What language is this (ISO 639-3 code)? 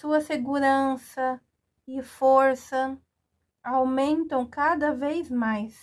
por